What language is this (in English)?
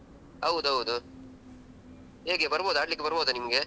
Kannada